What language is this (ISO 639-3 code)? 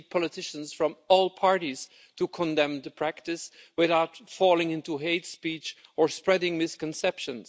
eng